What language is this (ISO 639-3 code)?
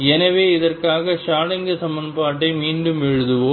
tam